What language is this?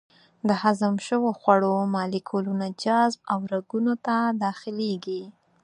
Pashto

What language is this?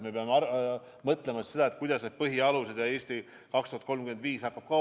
Estonian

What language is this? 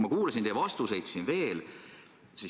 Estonian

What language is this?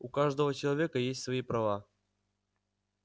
Russian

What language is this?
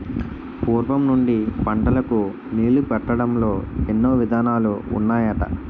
Telugu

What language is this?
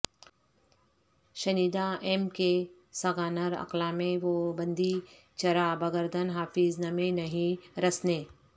Urdu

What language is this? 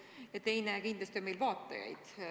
Estonian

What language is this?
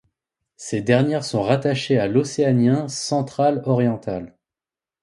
French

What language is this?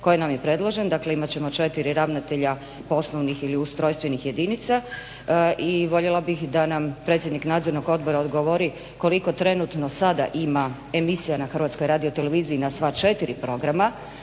Croatian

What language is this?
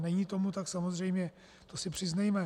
Czech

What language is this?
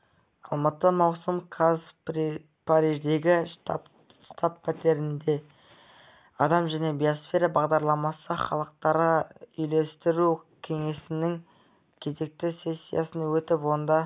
Kazakh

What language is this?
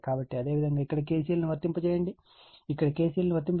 Telugu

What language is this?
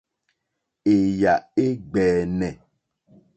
Mokpwe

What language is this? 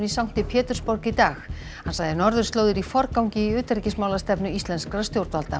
Icelandic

